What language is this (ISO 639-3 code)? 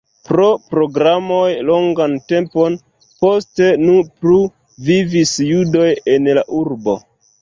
epo